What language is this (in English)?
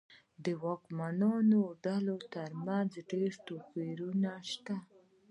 Pashto